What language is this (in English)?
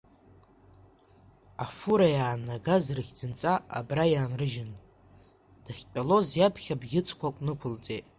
Abkhazian